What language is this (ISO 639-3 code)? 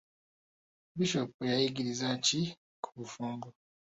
lug